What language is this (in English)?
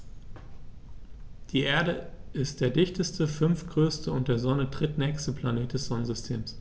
German